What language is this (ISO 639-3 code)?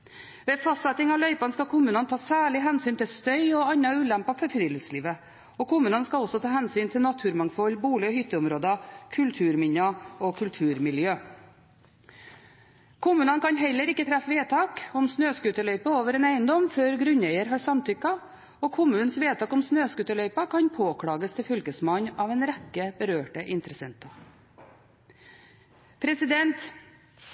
nob